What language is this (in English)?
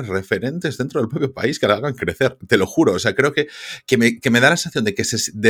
Spanish